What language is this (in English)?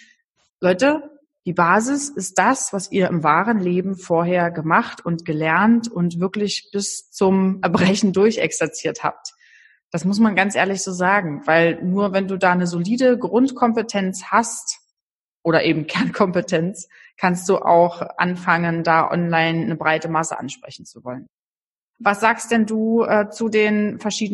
German